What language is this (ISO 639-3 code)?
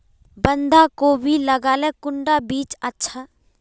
mag